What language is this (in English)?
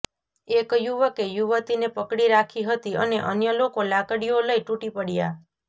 Gujarati